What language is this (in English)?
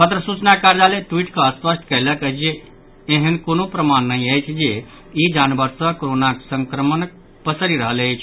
Maithili